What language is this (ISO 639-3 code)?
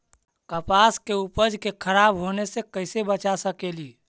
mag